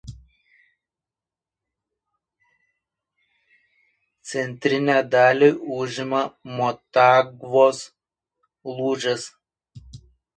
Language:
Lithuanian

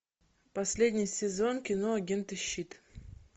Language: Russian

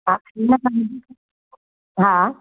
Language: Sindhi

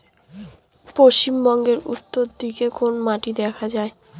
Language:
Bangla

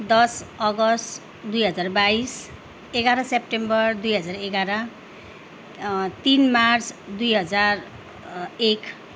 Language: Nepali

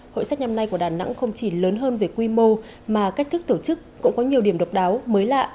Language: Vietnamese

